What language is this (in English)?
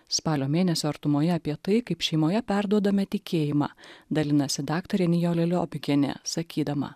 Lithuanian